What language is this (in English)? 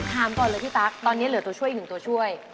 Thai